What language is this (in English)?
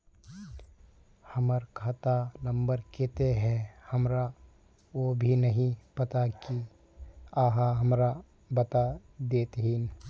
Magahi